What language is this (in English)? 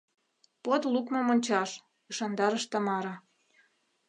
Mari